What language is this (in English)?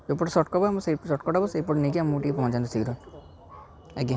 Odia